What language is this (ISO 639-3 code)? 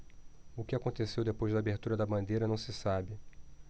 por